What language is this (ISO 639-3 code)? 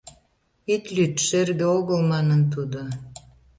chm